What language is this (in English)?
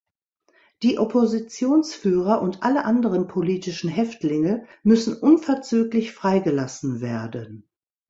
German